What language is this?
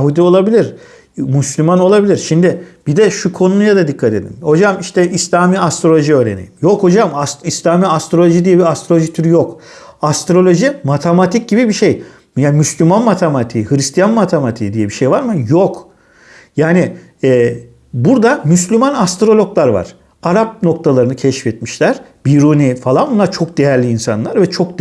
Turkish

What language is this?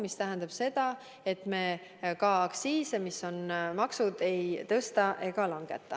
Estonian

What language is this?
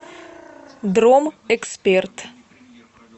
Russian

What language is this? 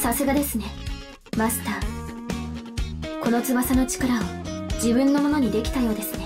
Japanese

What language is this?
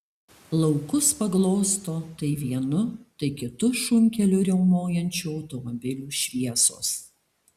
Lithuanian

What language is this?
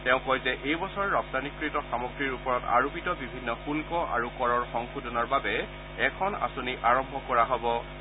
Assamese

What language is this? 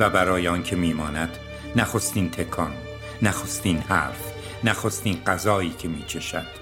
Persian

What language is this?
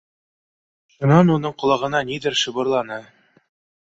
Bashkir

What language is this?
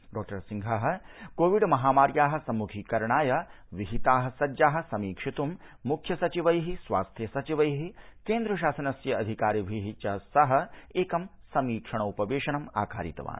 Sanskrit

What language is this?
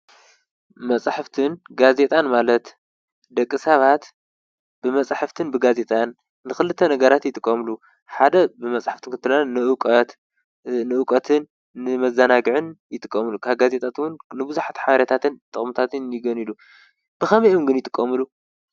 Tigrinya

